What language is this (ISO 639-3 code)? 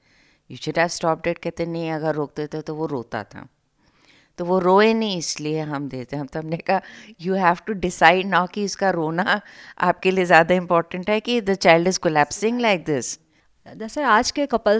hin